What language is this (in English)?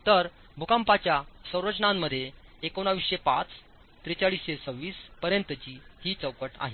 Marathi